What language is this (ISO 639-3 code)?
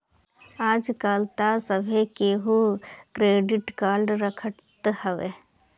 bho